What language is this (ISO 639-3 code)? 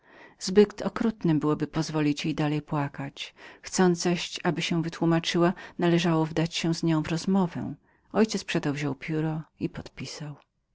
pol